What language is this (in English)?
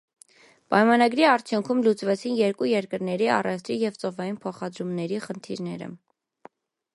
Armenian